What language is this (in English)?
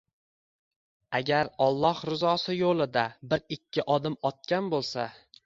Uzbek